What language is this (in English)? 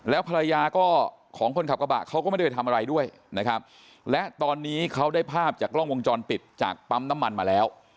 Thai